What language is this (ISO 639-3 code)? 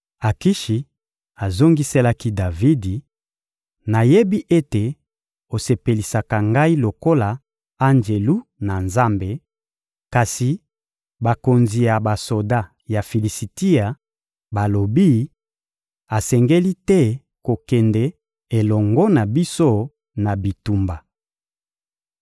lin